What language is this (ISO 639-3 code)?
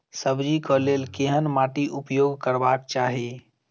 mai